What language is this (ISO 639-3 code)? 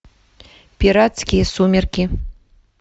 rus